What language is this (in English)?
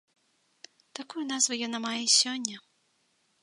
Belarusian